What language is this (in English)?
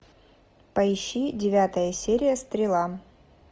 Russian